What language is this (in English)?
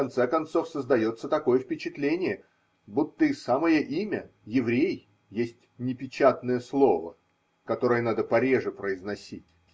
Russian